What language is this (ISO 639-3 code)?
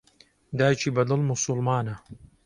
ckb